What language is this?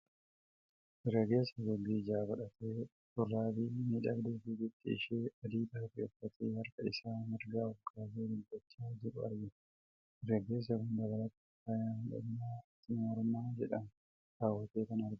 Oromo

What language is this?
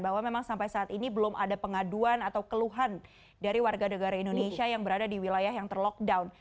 Indonesian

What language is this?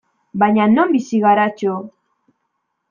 Basque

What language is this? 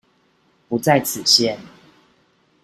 Chinese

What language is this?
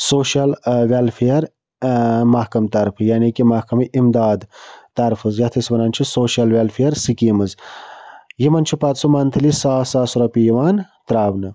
Kashmiri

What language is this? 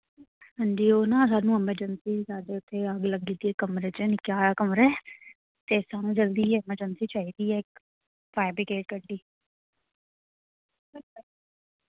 Dogri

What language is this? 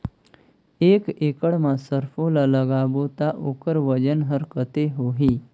Chhattisgarhi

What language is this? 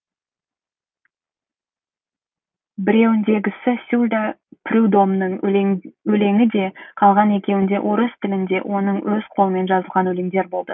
Kazakh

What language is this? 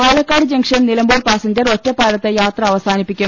Malayalam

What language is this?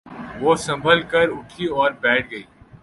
Urdu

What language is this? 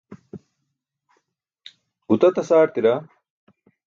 Burushaski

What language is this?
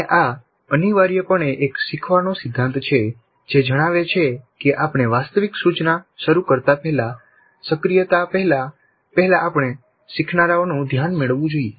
Gujarati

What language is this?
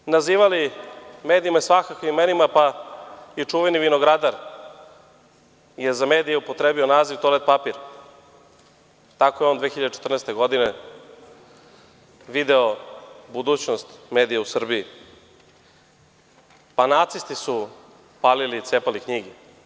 Serbian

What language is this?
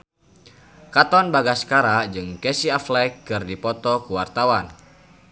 Sundanese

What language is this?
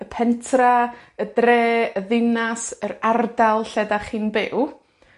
Welsh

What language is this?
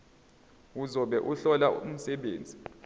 Zulu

